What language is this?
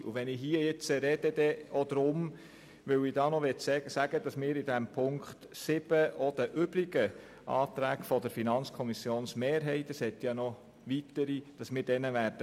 Swiss German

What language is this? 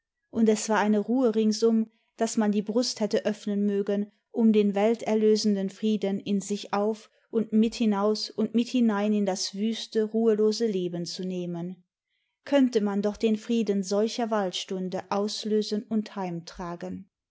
German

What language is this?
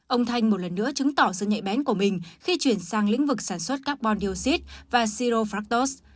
Vietnamese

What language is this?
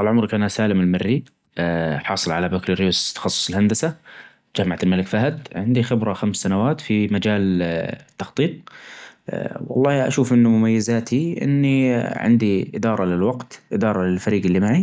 Najdi Arabic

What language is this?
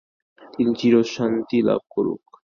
Bangla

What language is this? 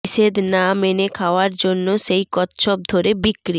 Bangla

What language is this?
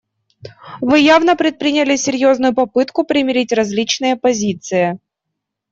Russian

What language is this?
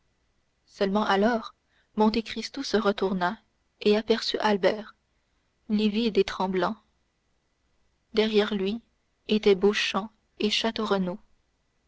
French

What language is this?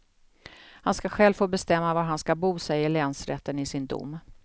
Swedish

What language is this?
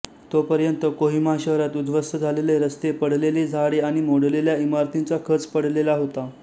Marathi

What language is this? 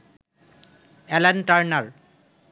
Bangla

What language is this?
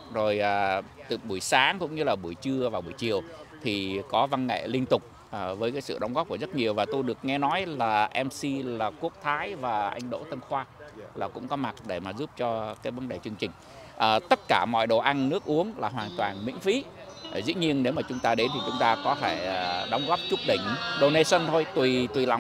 Vietnamese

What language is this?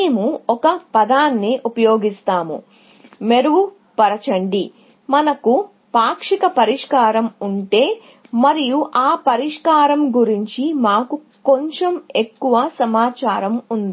Telugu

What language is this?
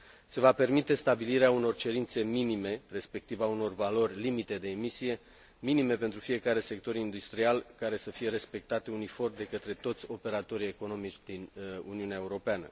Romanian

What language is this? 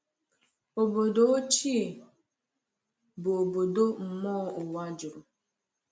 Igbo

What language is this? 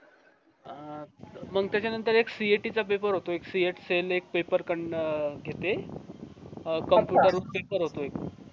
Marathi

